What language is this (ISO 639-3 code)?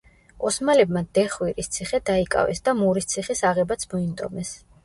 kat